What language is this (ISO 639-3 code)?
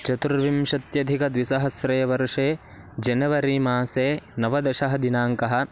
san